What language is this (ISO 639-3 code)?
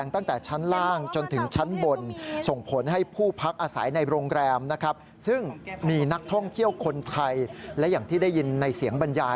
tha